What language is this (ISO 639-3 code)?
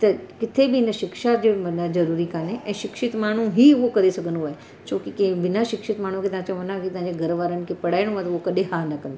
snd